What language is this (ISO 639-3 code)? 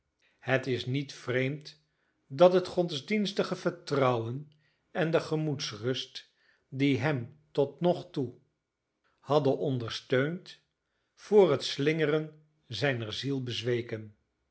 nld